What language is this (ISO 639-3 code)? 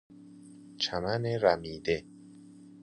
fas